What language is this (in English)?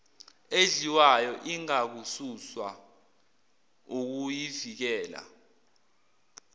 Zulu